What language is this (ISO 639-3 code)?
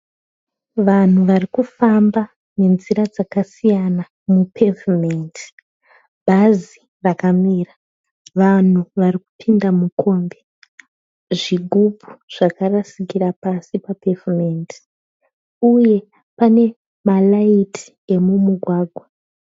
sna